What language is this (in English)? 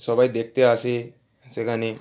Bangla